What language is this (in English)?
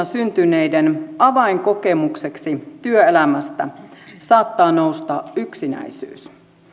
Finnish